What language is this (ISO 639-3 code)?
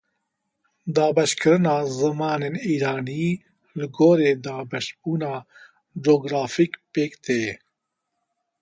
kur